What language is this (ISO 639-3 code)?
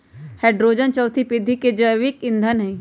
mag